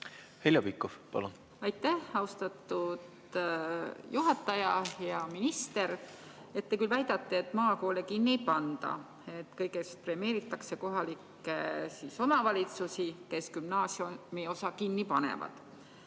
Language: Estonian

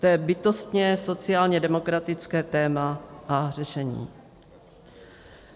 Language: Czech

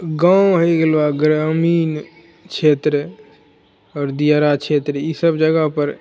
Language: Maithili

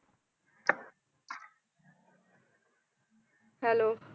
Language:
Punjabi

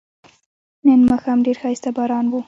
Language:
Pashto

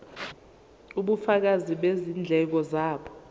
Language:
Zulu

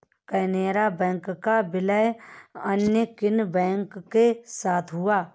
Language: Hindi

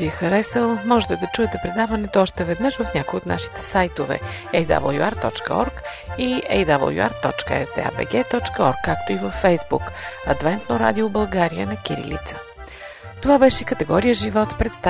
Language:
Bulgarian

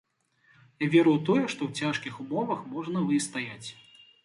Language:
Belarusian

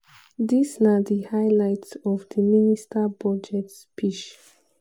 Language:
Nigerian Pidgin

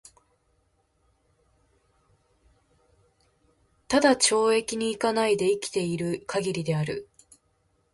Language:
Japanese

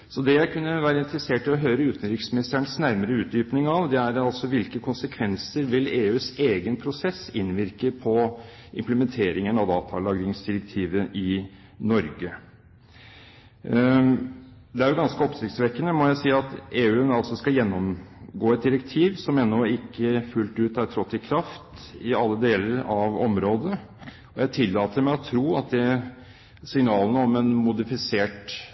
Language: Norwegian Bokmål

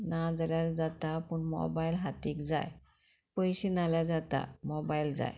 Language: Konkani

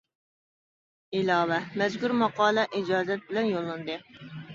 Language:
Uyghur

